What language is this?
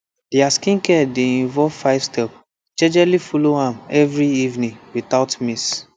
Nigerian Pidgin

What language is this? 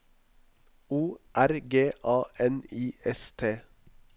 Norwegian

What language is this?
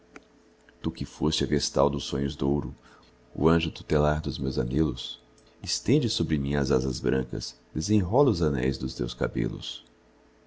Portuguese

